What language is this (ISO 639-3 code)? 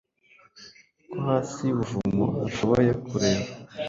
kin